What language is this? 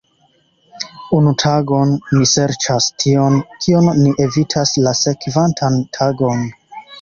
Esperanto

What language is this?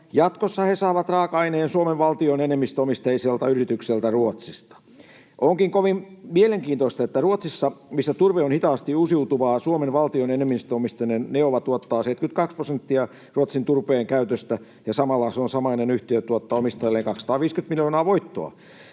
Finnish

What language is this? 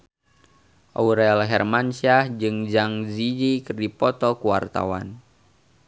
Sundanese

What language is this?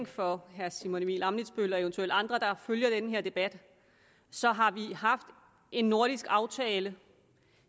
Danish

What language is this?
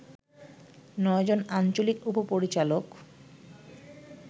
Bangla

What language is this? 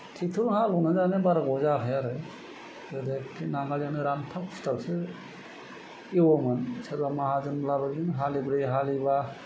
Bodo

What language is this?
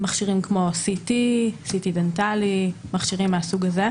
Hebrew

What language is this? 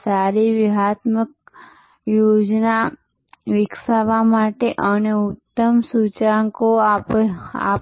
Gujarati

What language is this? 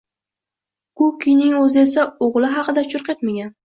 Uzbek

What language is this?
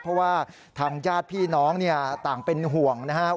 Thai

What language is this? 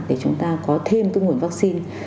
Vietnamese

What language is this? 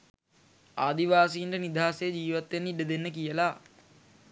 Sinhala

